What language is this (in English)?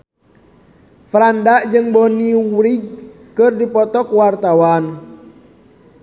Sundanese